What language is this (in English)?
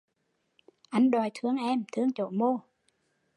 Vietnamese